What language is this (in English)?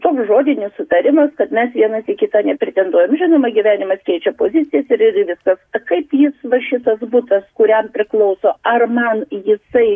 Lithuanian